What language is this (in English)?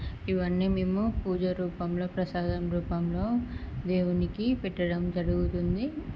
Telugu